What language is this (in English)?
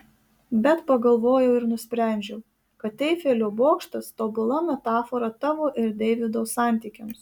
Lithuanian